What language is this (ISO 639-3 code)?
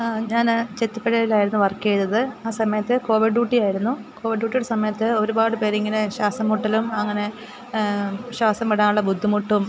mal